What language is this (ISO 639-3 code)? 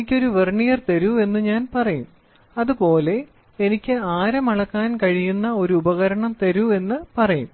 mal